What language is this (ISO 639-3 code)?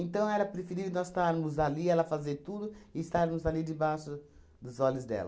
por